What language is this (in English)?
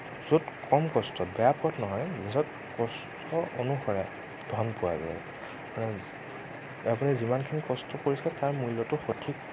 Assamese